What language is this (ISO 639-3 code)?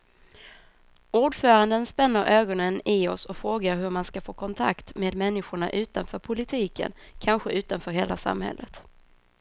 swe